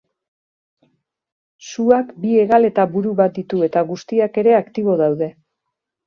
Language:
Basque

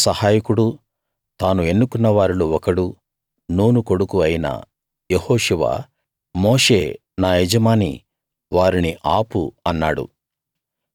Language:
Telugu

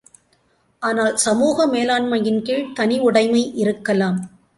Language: Tamil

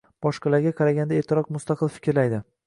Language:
Uzbek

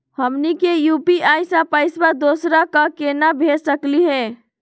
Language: Magahi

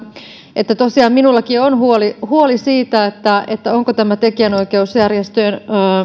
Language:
Finnish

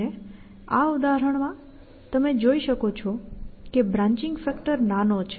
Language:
Gujarati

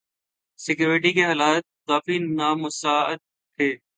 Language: Urdu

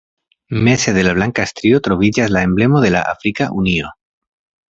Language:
Esperanto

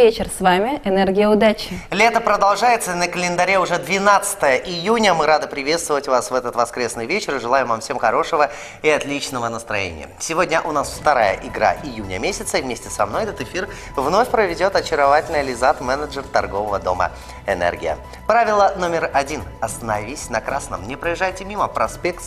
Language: Russian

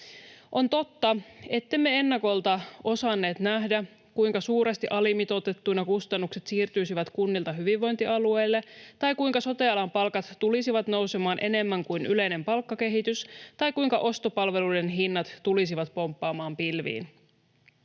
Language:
Finnish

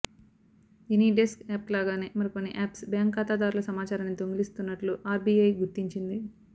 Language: Telugu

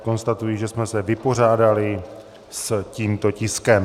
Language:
Czech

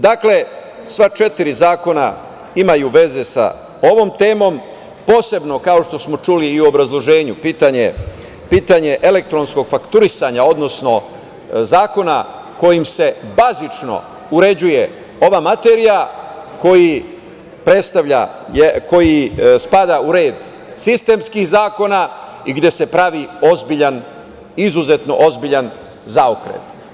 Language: Serbian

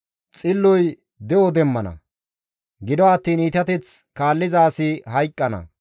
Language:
Gamo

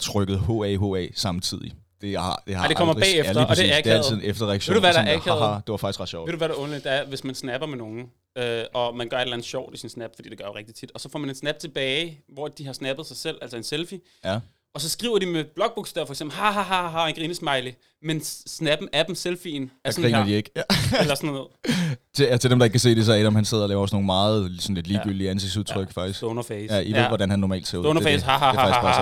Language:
Danish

